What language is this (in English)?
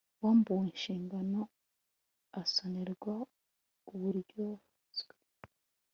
Kinyarwanda